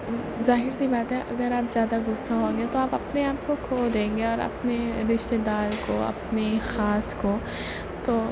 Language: Urdu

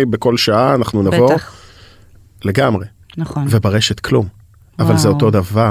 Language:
Hebrew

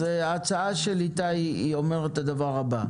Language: Hebrew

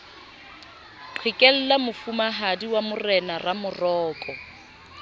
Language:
Southern Sotho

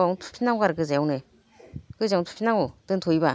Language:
Bodo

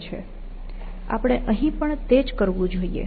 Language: Gujarati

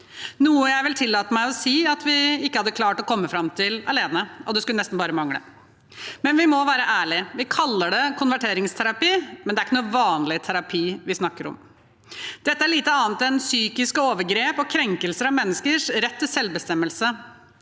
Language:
Norwegian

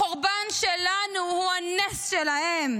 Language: Hebrew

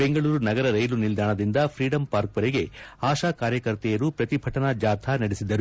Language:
Kannada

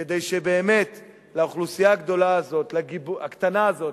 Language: Hebrew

